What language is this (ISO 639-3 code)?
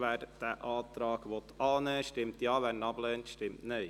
gsw